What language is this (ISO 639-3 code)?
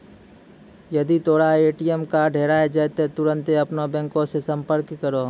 mai